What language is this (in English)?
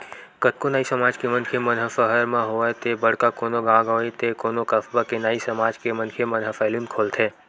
Chhattisgarhi